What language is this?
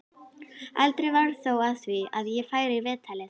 Icelandic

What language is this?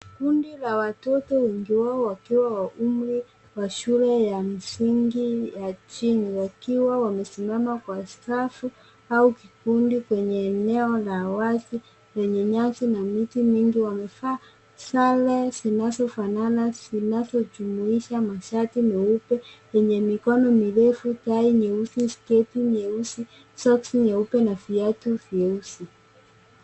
Swahili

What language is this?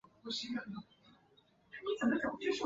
Chinese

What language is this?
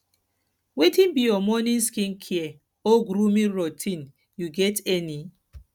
Nigerian Pidgin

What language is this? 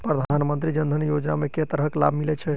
Maithili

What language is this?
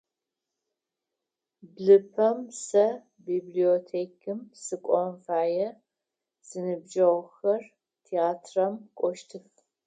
Adyghe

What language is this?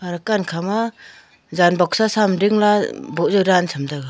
Wancho Naga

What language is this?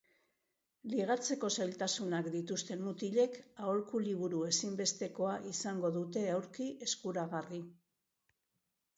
Basque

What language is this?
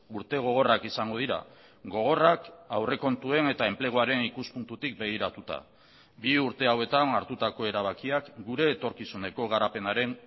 Basque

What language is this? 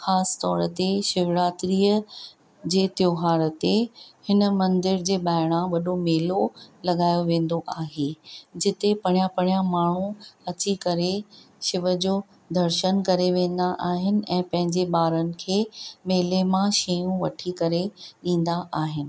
Sindhi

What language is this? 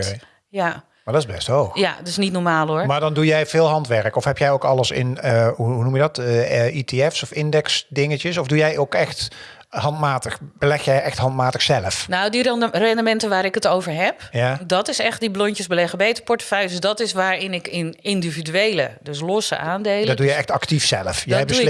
Dutch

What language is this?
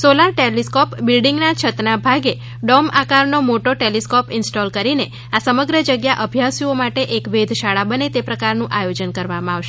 Gujarati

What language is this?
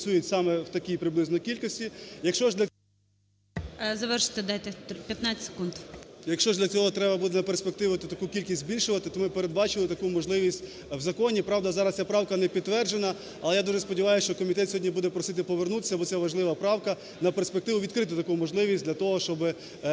Ukrainian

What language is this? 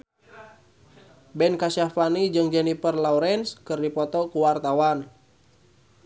Sundanese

